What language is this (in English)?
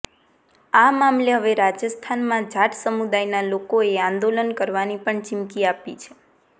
Gujarati